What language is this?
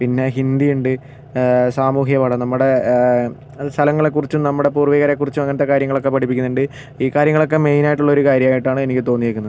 Malayalam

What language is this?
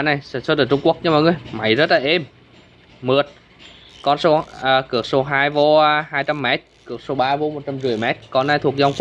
Vietnamese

